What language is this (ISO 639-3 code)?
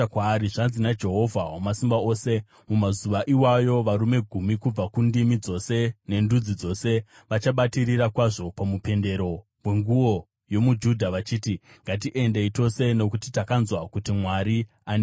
sna